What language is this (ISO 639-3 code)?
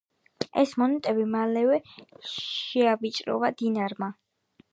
kat